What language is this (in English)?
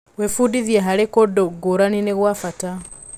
Kikuyu